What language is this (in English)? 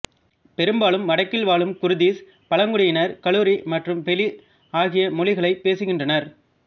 Tamil